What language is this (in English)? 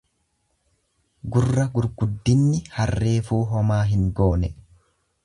Oromo